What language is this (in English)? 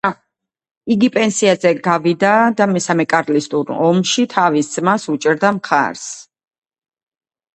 Georgian